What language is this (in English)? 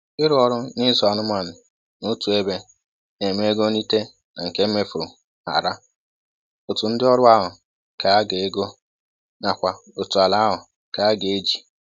Igbo